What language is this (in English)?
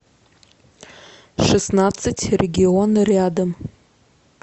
Russian